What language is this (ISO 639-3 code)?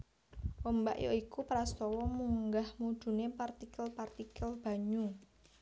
jav